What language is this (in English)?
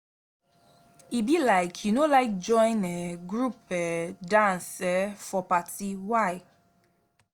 Nigerian Pidgin